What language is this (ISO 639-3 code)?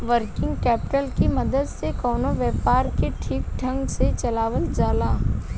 bho